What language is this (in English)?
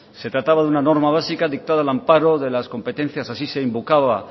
Spanish